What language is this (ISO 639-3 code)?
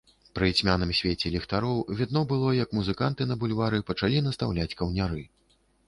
bel